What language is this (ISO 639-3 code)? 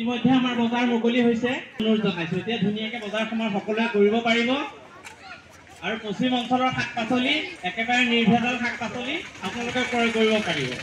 ben